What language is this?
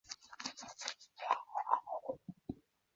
Chinese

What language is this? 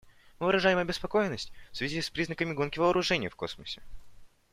Russian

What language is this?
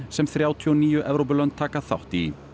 Icelandic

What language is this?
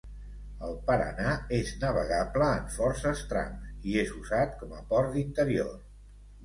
Catalan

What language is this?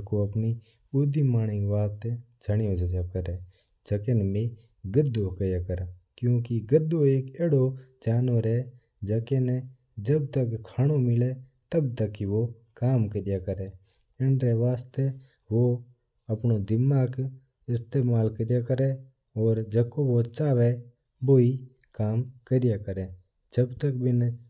Mewari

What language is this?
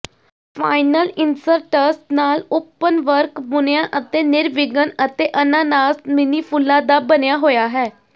Punjabi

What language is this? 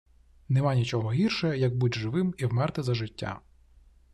Ukrainian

